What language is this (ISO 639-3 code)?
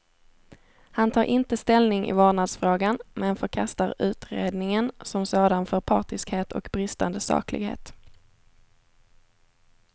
swe